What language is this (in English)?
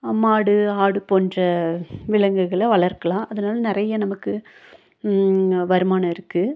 Tamil